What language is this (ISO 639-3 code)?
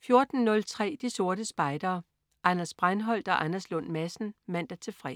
dan